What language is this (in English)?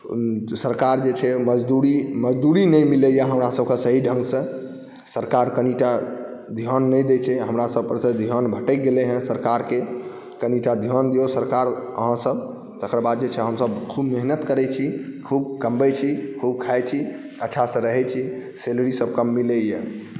Maithili